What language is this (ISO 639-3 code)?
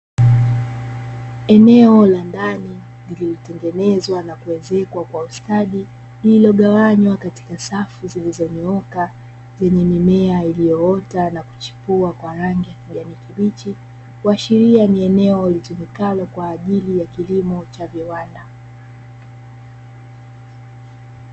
swa